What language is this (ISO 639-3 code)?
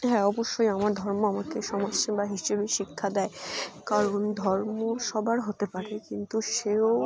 ben